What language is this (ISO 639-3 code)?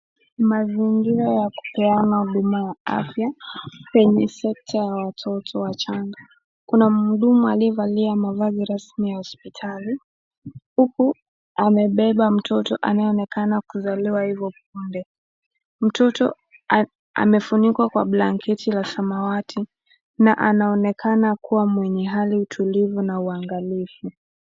swa